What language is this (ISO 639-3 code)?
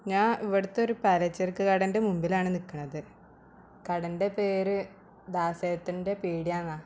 mal